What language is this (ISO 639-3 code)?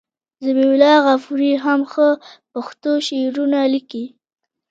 pus